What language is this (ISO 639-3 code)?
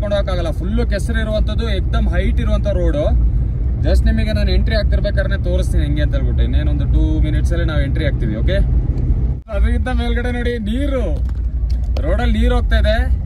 hin